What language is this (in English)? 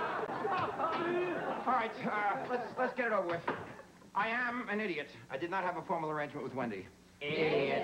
English